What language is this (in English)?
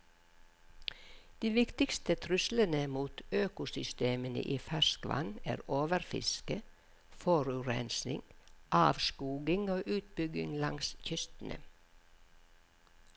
Norwegian